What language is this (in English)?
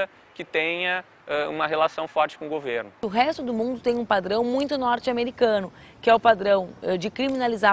Portuguese